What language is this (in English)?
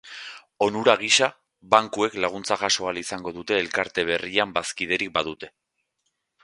Basque